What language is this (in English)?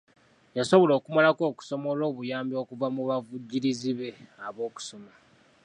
Ganda